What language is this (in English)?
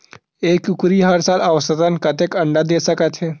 Chhattisgarhi